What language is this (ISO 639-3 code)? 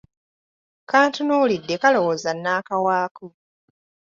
lug